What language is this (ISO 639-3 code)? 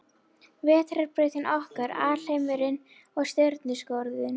isl